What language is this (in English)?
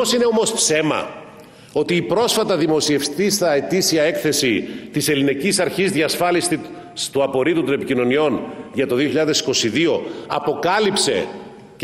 Greek